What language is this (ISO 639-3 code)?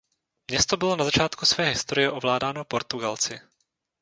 ces